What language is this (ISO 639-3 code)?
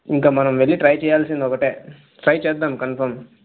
tel